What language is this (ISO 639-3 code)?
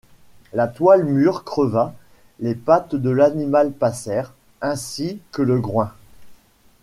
fra